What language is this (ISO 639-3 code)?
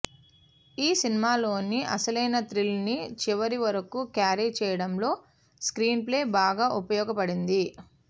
tel